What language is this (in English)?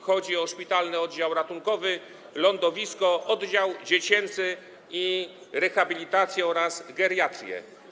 Polish